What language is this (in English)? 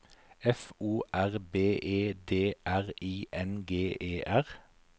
Norwegian